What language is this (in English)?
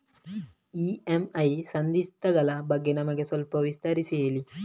Kannada